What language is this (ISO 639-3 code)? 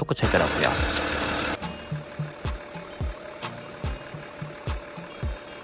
kor